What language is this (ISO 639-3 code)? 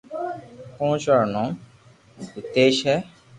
lrk